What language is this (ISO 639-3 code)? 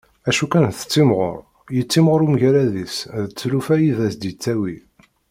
kab